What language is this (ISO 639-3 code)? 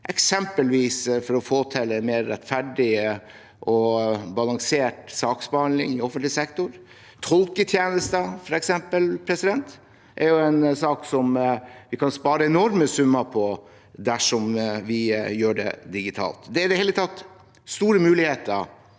nor